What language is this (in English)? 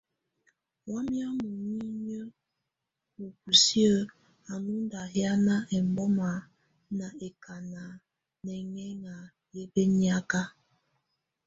Tunen